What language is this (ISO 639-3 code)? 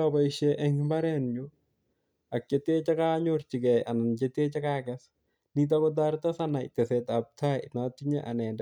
kln